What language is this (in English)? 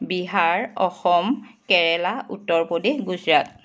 Assamese